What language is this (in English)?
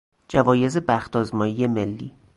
Persian